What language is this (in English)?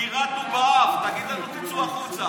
Hebrew